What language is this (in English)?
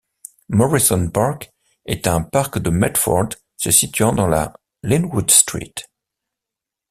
French